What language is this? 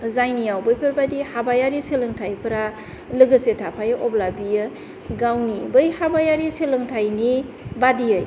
Bodo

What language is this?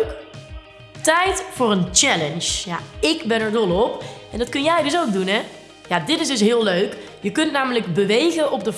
Dutch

